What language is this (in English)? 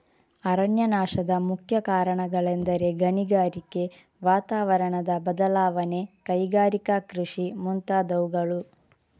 Kannada